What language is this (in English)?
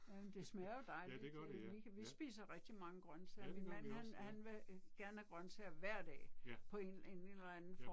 Danish